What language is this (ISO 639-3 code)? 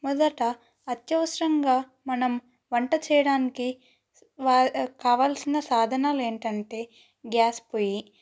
tel